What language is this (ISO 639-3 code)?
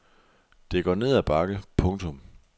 dan